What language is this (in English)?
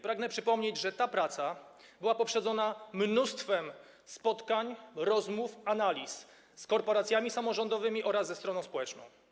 Polish